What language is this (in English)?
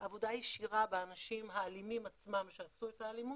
Hebrew